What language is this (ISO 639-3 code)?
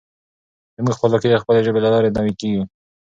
pus